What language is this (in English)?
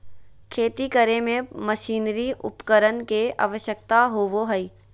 Magahi